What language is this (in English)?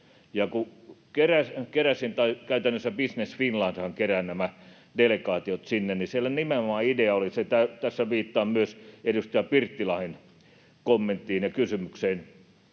Finnish